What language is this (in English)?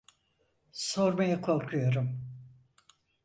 Turkish